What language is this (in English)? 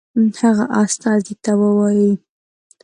Pashto